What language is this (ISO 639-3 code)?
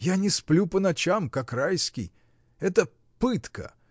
rus